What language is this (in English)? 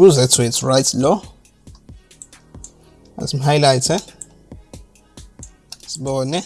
English